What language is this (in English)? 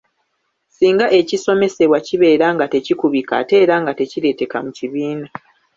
Ganda